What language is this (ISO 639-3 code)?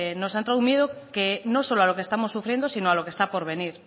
spa